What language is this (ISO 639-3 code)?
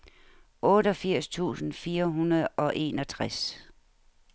dan